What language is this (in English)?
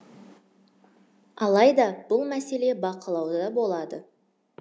Kazakh